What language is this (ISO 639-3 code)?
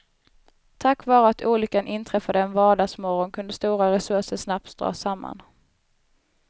swe